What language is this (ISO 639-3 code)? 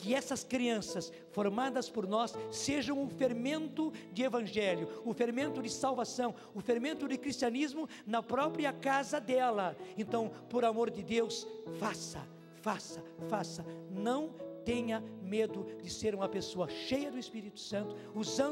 por